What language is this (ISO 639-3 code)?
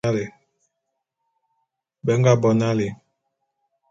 bum